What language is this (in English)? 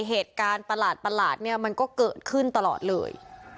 Thai